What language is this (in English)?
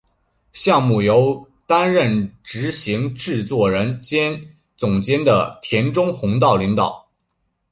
Chinese